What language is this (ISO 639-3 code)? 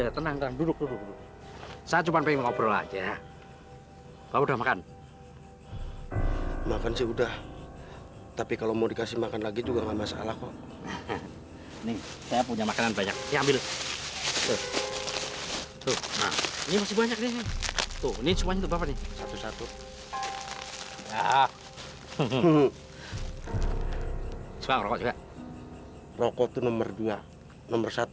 ind